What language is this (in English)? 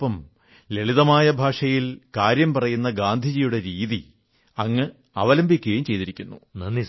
Malayalam